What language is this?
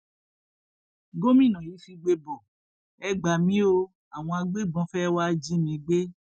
Yoruba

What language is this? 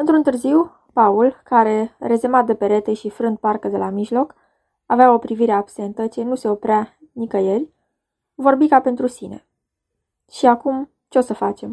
Romanian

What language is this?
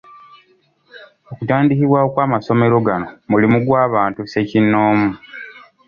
Ganda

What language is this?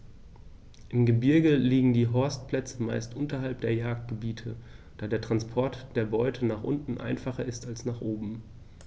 German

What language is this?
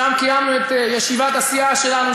Hebrew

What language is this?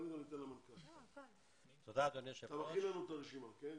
Hebrew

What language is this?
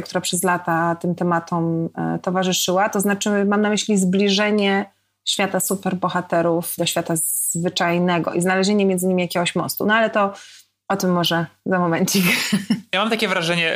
Polish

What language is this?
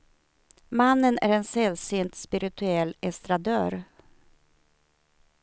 Swedish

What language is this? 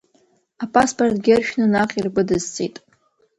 Abkhazian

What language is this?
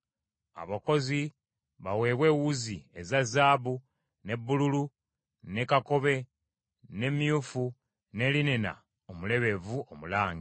Ganda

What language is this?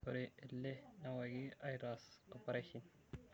Masai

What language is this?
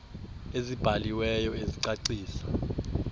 Xhosa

